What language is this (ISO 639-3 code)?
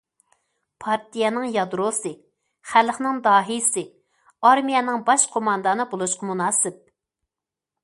uig